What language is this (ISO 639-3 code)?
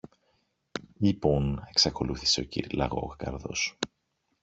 ell